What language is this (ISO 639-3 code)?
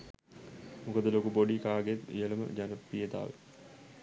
sin